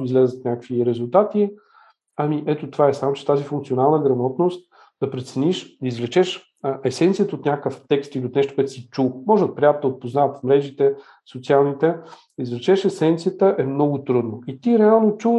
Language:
Bulgarian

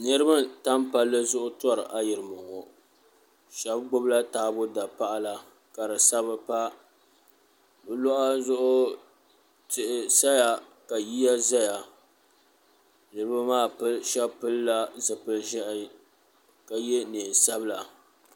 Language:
Dagbani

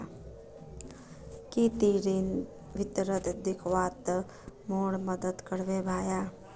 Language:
Magahi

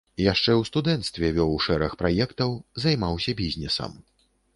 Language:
Belarusian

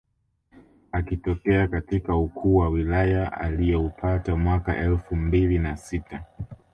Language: Swahili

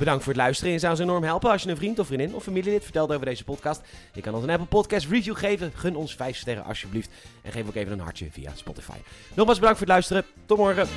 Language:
Dutch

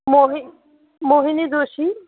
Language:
Sanskrit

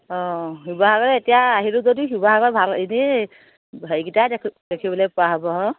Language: Assamese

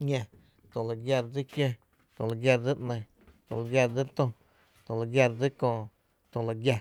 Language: Tepinapa Chinantec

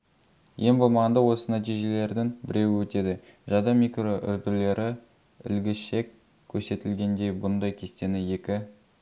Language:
Kazakh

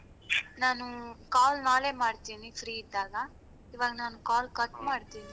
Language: Kannada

